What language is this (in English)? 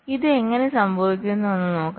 Malayalam